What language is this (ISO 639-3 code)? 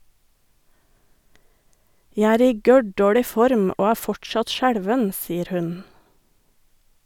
nor